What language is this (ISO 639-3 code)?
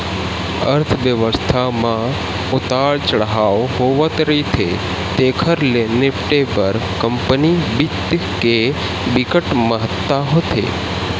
hne